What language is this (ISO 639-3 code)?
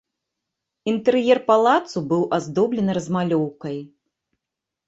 bel